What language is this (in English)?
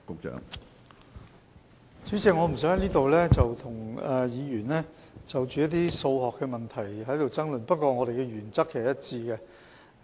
Cantonese